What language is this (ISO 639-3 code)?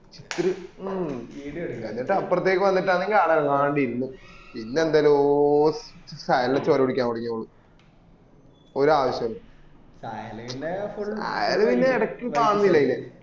mal